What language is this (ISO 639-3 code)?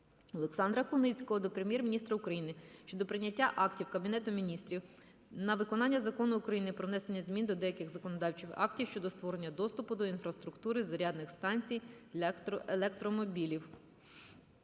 ukr